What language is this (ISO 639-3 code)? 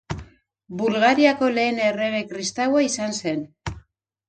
eus